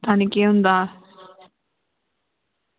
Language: Dogri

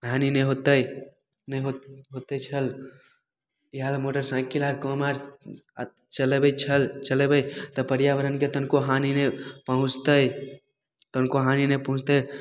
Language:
Maithili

